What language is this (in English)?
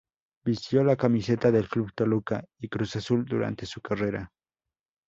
Spanish